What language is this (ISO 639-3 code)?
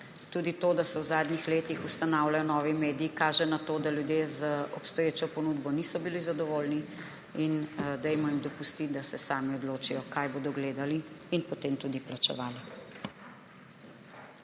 slv